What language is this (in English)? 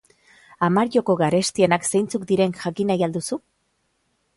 Basque